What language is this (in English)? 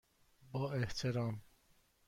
Persian